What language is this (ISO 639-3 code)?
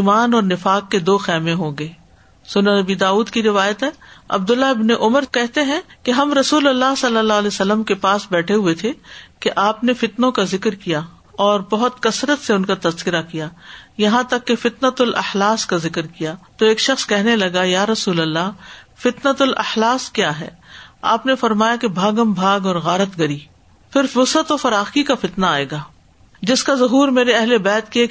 urd